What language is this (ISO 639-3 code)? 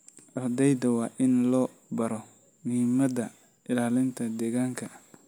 som